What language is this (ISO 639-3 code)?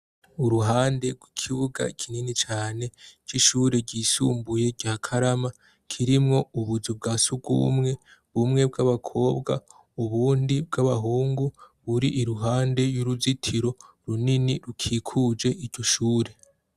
run